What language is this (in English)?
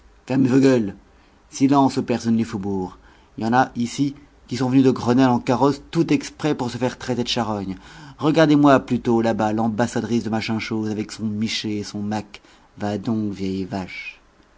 French